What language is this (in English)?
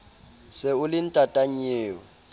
Southern Sotho